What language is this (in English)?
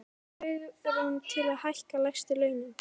Icelandic